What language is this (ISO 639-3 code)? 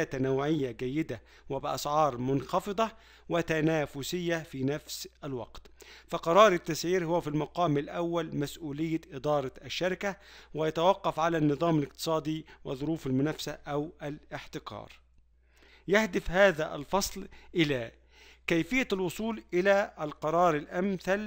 ara